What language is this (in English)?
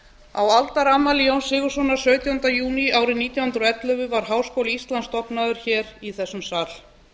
Icelandic